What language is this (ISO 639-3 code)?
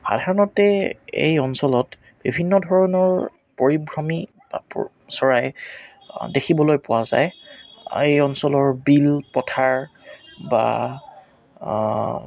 asm